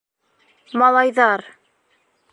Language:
Bashkir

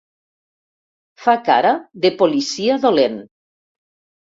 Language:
Catalan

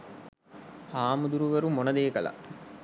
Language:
Sinhala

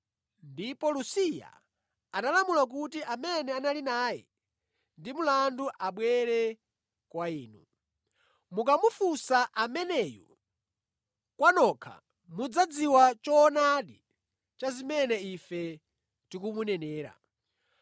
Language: Nyanja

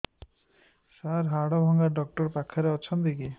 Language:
Odia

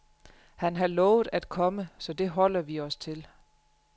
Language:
Danish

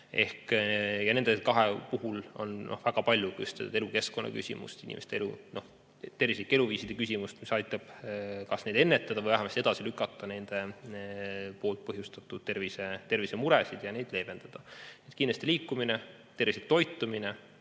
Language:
Estonian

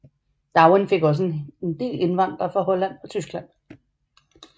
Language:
Danish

